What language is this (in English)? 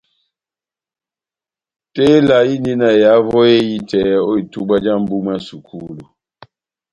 Batanga